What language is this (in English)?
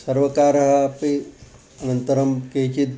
Sanskrit